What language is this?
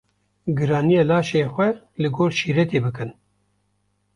Kurdish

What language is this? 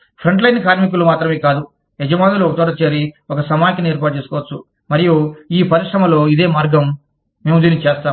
Telugu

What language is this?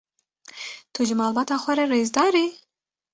Kurdish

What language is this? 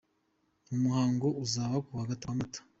Kinyarwanda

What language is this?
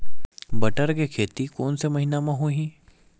Chhattisgarhi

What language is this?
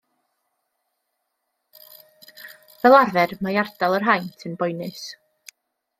Welsh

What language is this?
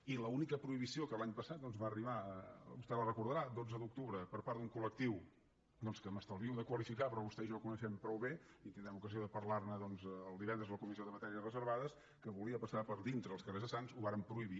Catalan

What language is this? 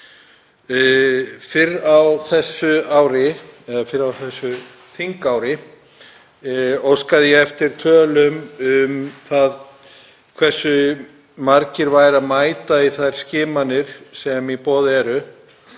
Icelandic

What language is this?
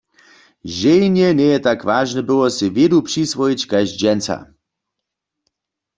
Upper Sorbian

